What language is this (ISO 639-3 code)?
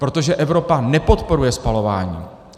ces